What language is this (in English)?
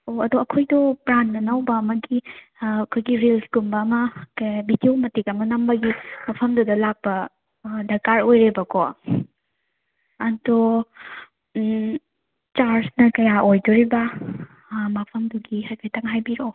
Manipuri